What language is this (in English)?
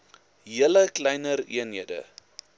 Afrikaans